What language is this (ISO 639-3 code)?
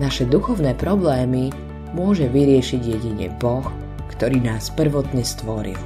slk